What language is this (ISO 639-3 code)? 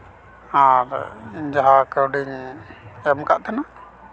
sat